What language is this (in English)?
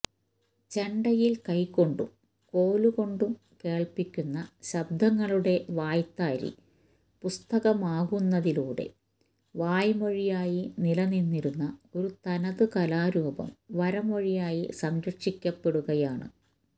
Malayalam